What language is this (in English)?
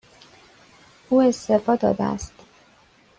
Persian